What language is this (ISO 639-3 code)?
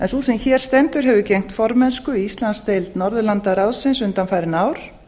isl